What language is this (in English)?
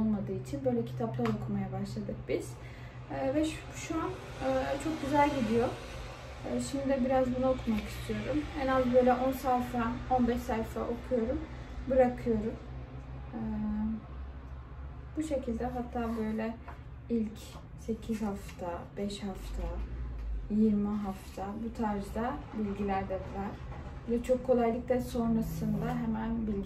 Turkish